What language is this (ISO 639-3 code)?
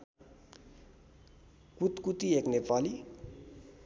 nep